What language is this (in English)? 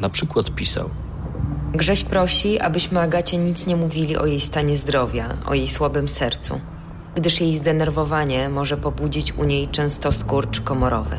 Polish